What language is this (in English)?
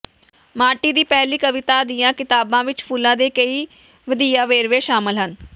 Punjabi